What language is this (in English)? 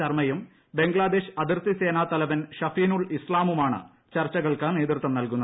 Malayalam